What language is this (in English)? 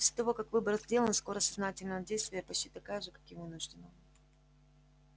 Russian